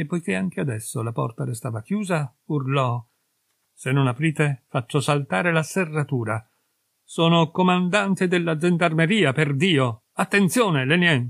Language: Italian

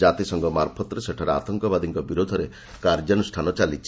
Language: Odia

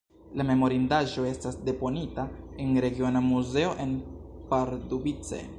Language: Esperanto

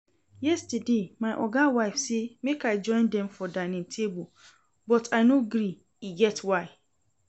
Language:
Nigerian Pidgin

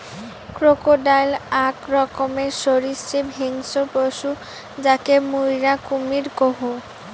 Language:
Bangla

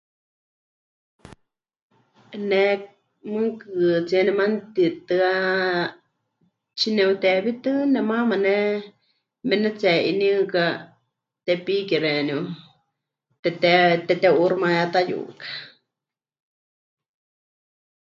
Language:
Huichol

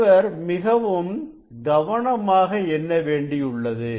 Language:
Tamil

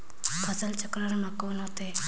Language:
Chhattisgarhi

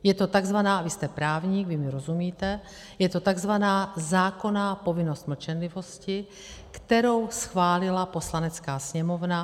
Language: Czech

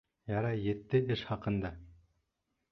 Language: Bashkir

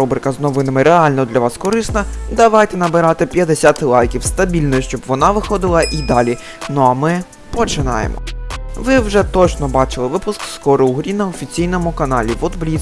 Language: Ukrainian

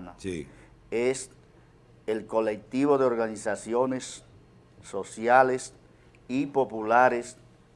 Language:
Spanish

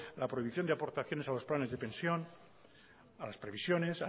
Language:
Spanish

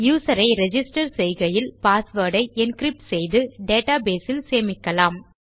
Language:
Tamil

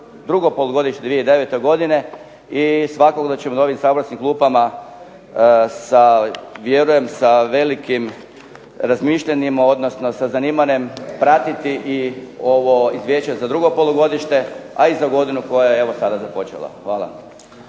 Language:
Croatian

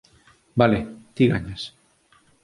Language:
Galician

